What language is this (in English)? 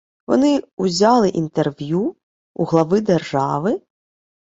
Ukrainian